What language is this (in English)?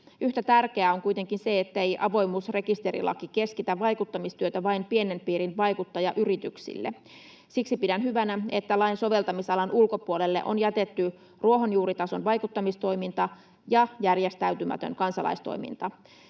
Finnish